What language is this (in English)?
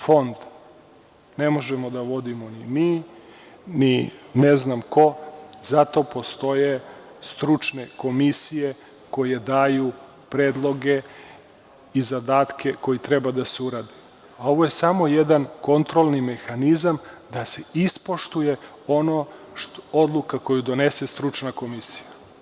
Serbian